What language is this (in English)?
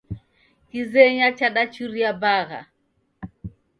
Taita